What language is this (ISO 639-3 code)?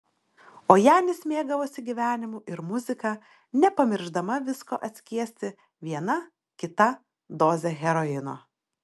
lit